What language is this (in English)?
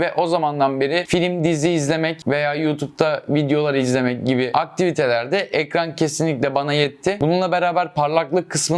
Turkish